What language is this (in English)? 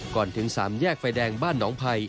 Thai